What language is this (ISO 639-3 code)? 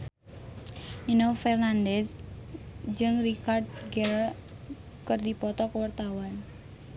sun